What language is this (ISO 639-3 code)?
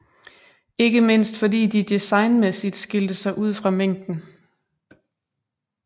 dan